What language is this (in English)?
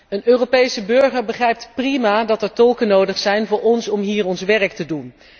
Dutch